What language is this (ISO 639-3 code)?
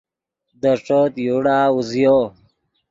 ydg